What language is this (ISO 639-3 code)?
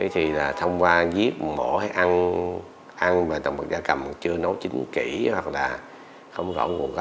vie